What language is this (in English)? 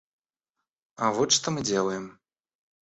Russian